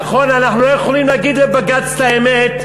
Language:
Hebrew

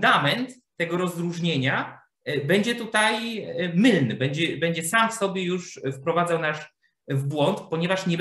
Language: Polish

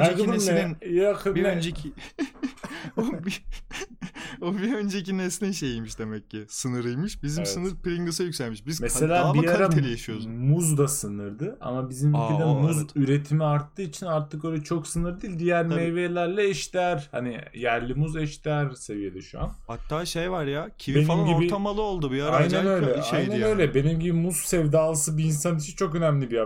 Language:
Turkish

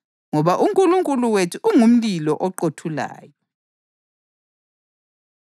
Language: North Ndebele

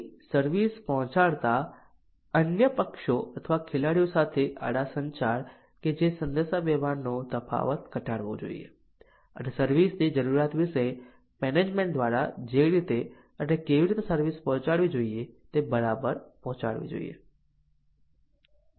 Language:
Gujarati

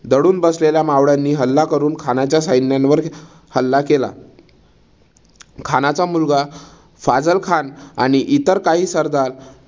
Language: Marathi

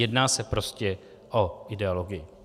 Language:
Czech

